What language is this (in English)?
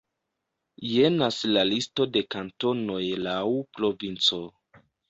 Esperanto